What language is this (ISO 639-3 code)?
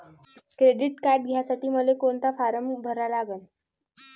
mar